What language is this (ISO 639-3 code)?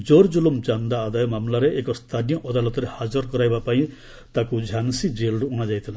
ori